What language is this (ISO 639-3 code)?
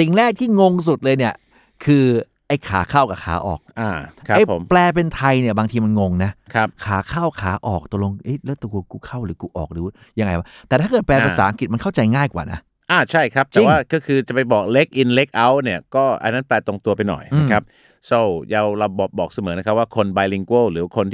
tha